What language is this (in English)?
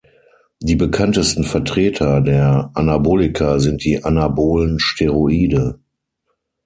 German